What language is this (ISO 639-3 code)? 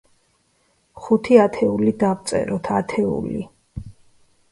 kat